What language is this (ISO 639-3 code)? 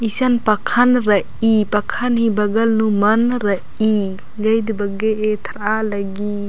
kru